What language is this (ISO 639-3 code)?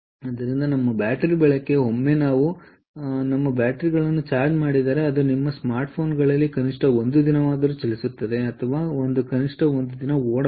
kan